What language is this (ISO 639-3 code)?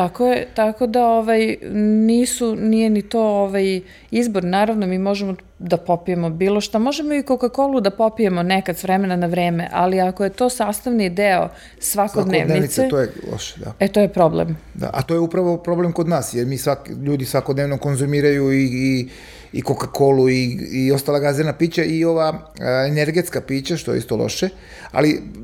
hrv